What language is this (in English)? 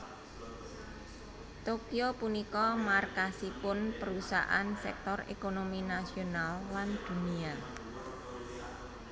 Javanese